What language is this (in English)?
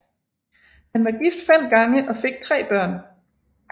Danish